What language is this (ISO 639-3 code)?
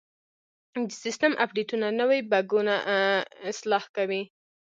pus